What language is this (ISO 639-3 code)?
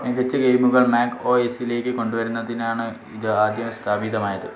mal